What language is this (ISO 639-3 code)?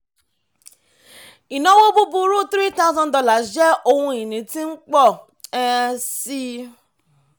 yor